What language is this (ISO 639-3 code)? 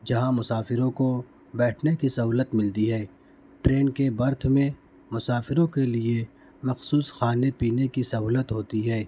urd